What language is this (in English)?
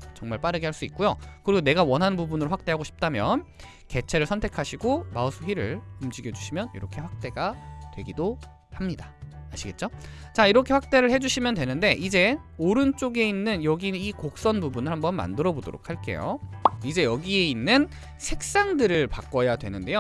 Korean